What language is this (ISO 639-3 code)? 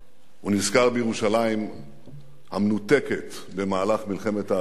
heb